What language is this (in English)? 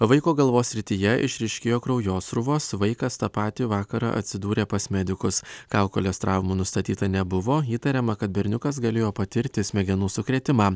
Lithuanian